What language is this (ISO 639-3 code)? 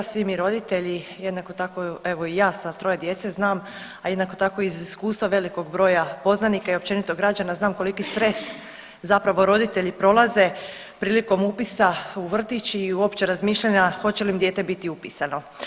hrv